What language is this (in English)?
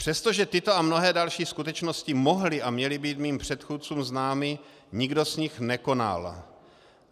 Czech